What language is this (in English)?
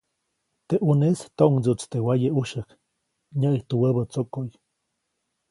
Copainalá Zoque